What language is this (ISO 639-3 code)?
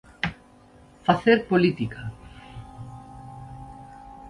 glg